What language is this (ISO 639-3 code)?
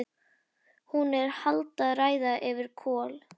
isl